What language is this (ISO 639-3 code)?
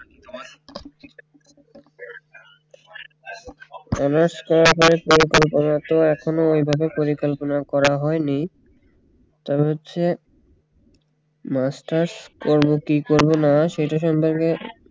ben